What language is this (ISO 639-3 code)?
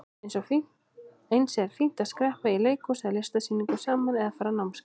isl